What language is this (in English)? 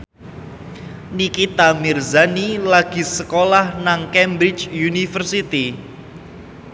Javanese